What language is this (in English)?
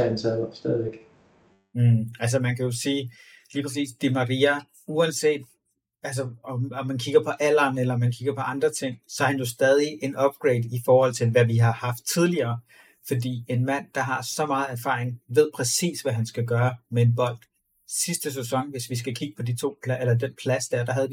Danish